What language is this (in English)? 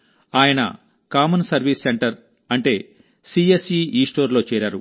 Telugu